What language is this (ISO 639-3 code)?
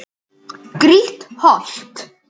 isl